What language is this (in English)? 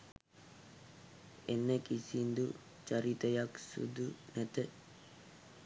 Sinhala